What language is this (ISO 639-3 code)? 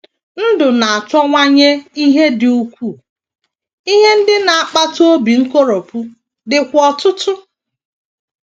ibo